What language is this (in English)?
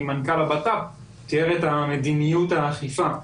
Hebrew